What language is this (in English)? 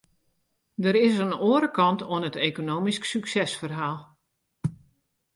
Western Frisian